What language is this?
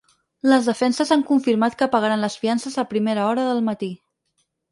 Catalan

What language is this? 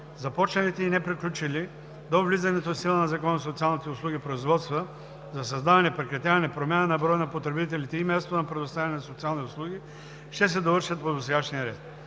Bulgarian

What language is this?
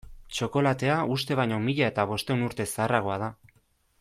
Basque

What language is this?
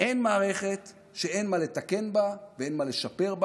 Hebrew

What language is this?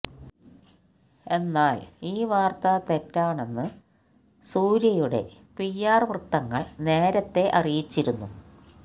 Malayalam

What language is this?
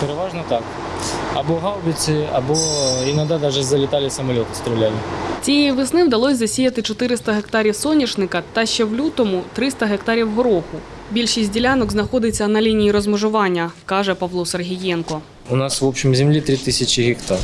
Ukrainian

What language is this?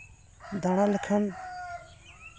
Santali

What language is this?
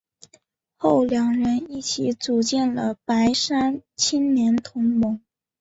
Chinese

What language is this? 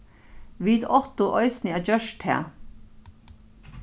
Faroese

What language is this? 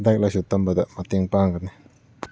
Manipuri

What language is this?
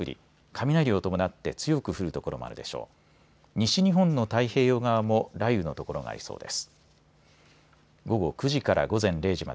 Japanese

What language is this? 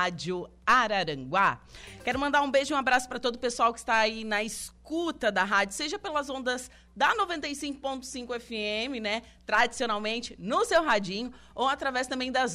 Portuguese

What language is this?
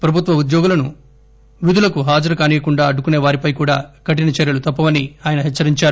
Telugu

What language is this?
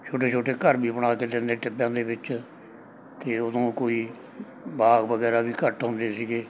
Punjabi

